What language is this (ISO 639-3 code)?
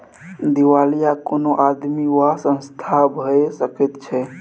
mai